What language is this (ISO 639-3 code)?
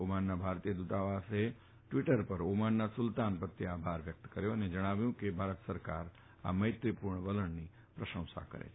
guj